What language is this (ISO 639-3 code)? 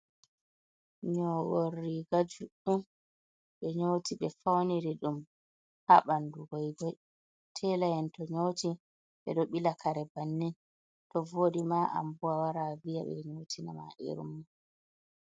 ful